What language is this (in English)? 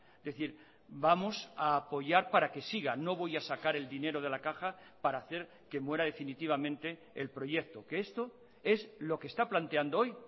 Spanish